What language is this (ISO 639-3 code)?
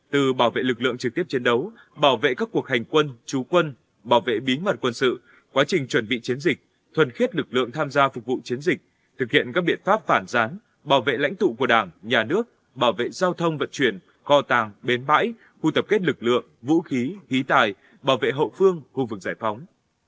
vie